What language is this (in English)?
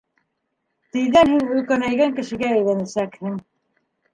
Bashkir